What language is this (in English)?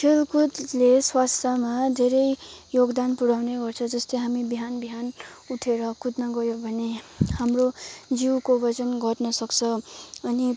Nepali